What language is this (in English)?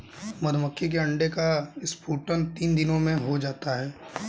Hindi